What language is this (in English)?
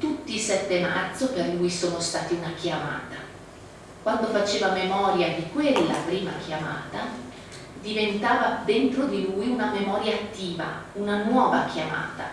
Italian